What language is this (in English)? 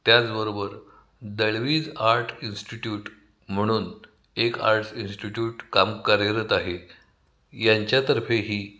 Marathi